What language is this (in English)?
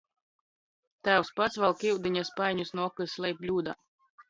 Latgalian